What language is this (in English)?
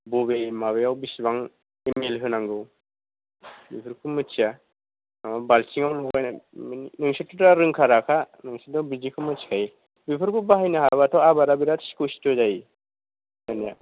Bodo